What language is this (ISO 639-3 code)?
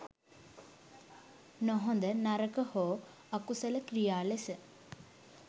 sin